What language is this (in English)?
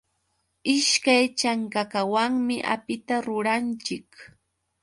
Yauyos Quechua